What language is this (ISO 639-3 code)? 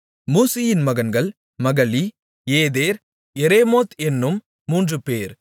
tam